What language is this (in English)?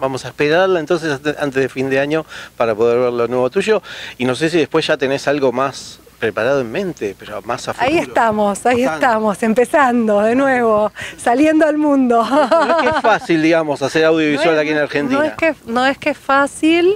Spanish